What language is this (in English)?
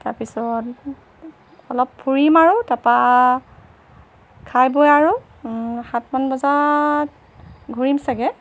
Assamese